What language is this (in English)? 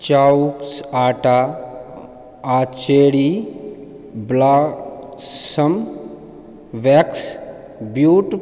Maithili